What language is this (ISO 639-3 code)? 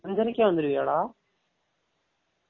tam